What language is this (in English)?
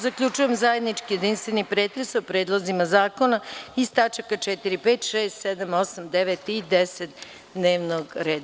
Serbian